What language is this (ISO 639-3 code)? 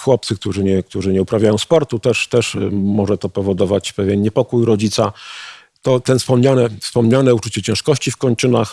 pol